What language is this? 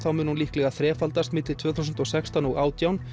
Icelandic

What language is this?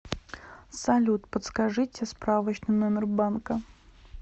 Russian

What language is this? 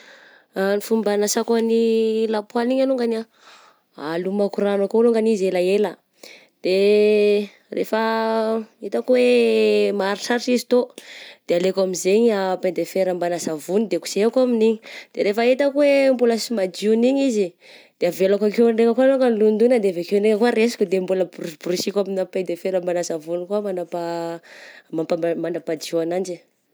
Southern Betsimisaraka Malagasy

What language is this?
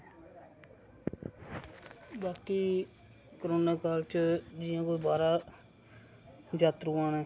Dogri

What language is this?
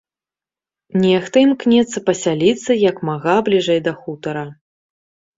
Belarusian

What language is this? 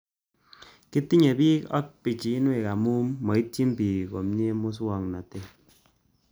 Kalenjin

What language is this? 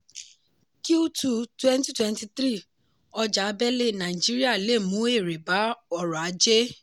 Yoruba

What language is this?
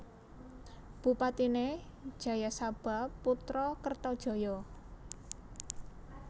Javanese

